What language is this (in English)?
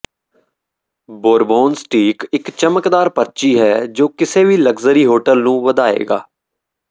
Punjabi